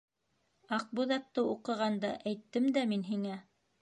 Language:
Bashkir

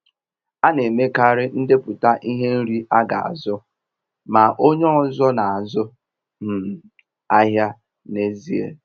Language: Igbo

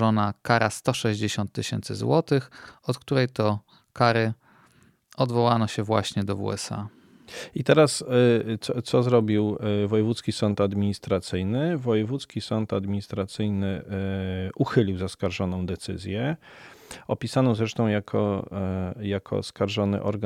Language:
Polish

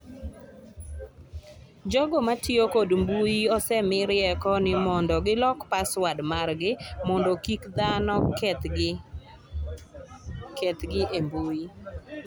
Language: Luo (Kenya and Tanzania)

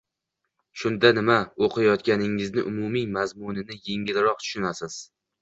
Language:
Uzbek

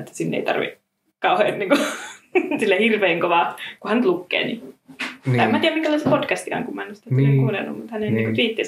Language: Finnish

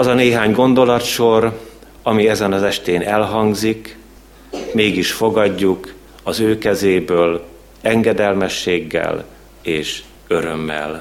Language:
Hungarian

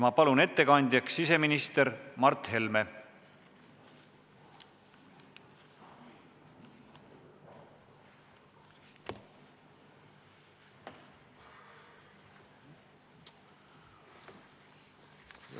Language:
Estonian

